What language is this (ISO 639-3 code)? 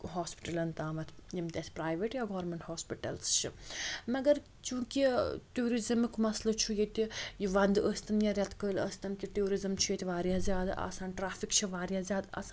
kas